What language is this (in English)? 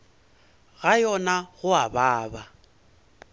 Northern Sotho